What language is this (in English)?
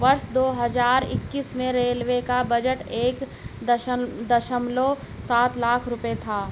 Hindi